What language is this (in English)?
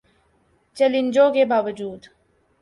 Urdu